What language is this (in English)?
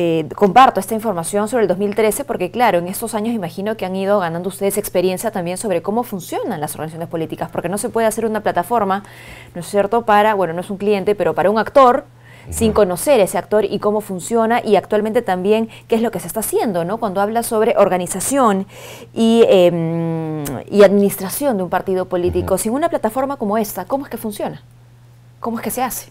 Spanish